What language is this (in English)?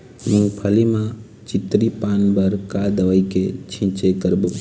Chhattisgarhi